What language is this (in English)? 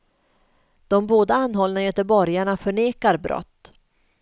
Swedish